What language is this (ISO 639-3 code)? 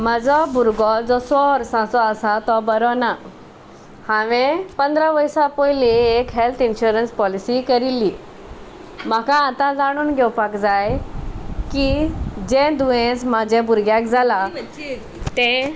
kok